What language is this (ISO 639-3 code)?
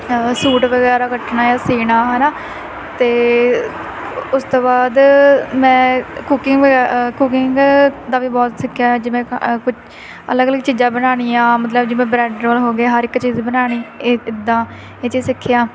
pan